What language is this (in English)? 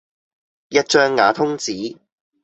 Cantonese